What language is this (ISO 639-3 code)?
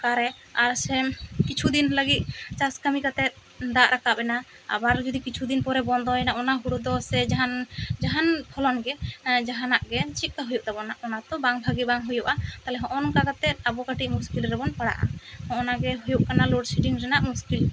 sat